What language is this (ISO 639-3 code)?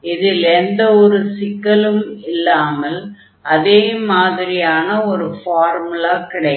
tam